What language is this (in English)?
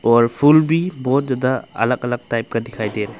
Hindi